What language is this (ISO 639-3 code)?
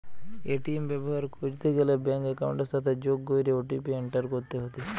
ben